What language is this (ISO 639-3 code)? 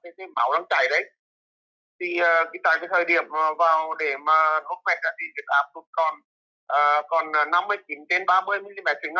vie